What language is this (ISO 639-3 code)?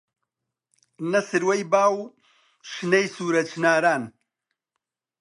ckb